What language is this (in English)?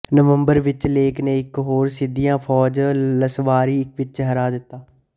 Punjabi